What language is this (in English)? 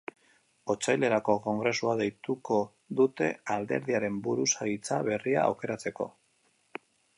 Basque